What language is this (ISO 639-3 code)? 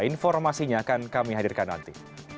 ind